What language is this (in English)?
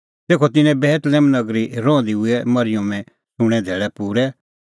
Kullu Pahari